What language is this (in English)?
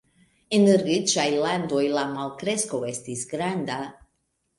Esperanto